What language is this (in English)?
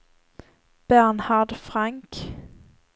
Swedish